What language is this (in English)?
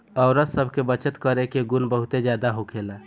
Bhojpuri